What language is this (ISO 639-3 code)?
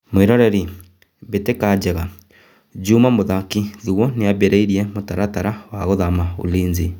kik